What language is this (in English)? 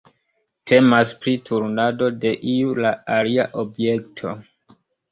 Esperanto